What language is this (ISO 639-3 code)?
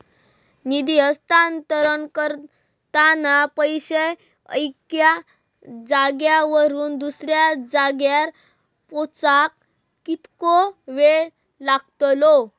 mar